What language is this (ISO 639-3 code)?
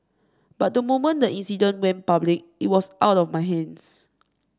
eng